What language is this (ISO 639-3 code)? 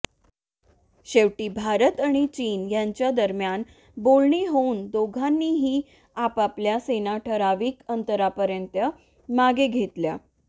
mar